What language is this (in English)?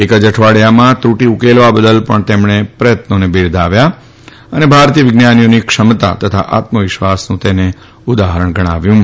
Gujarati